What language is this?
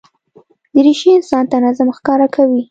Pashto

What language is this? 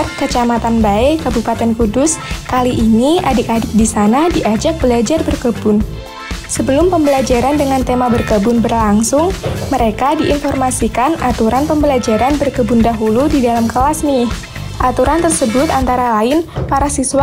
Indonesian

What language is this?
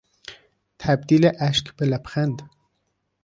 Persian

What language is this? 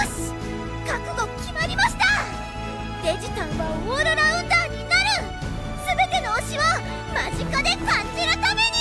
Japanese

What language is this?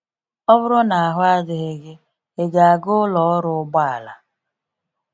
Igbo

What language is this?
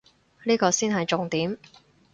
Cantonese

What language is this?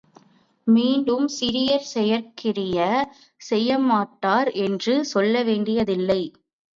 Tamil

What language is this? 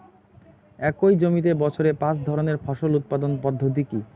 Bangla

